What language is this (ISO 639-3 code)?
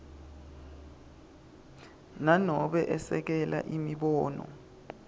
ssw